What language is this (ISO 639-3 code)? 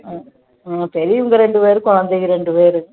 tam